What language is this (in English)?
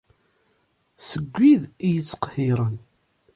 Kabyle